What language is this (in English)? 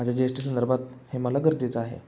Marathi